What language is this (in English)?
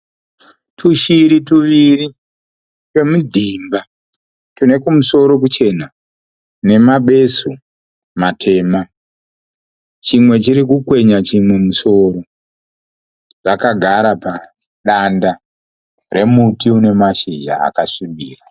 Shona